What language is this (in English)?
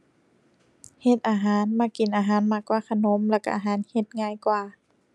Thai